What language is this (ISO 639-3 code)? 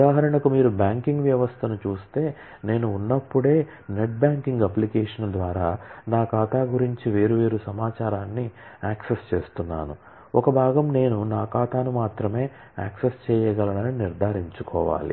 tel